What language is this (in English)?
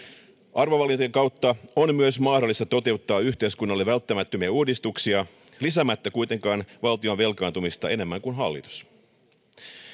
Finnish